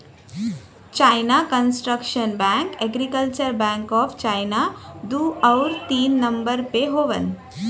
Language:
Bhojpuri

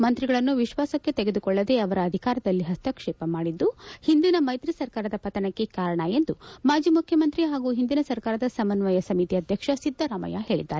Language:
Kannada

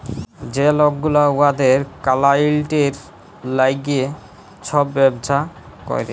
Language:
Bangla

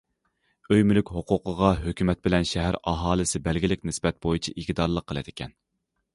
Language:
Uyghur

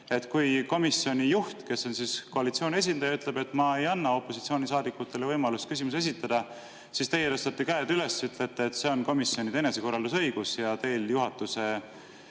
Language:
Estonian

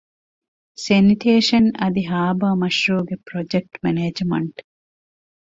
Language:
Divehi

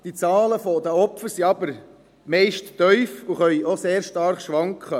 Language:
Swiss German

